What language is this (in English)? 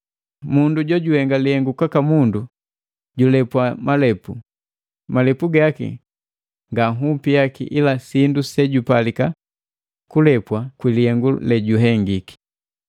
Matengo